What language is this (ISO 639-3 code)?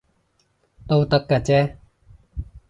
yue